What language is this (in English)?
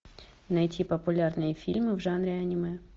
Russian